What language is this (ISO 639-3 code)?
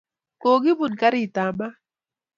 kln